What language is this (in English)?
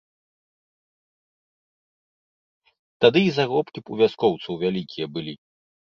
Belarusian